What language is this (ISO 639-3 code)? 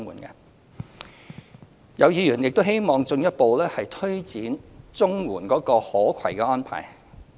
yue